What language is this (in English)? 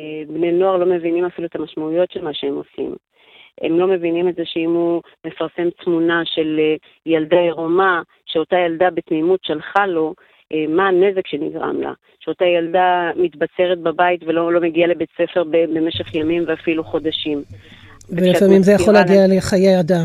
Hebrew